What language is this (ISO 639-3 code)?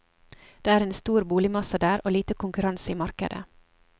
nor